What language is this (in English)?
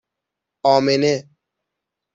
Persian